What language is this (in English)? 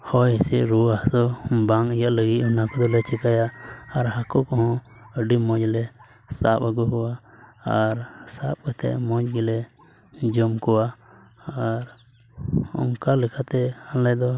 Santali